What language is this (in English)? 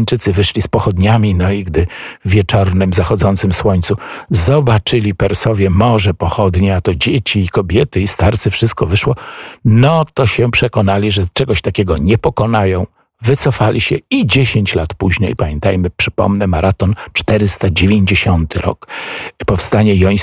Polish